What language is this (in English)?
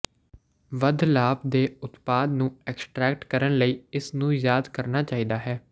Punjabi